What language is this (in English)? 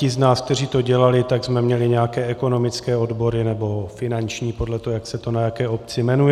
Czech